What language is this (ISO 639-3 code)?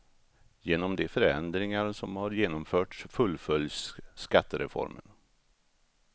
swe